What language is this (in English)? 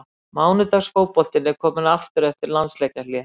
Icelandic